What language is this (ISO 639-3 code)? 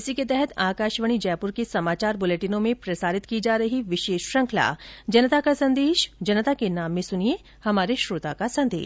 hin